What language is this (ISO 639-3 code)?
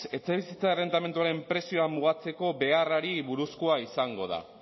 eus